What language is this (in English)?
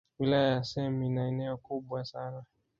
Swahili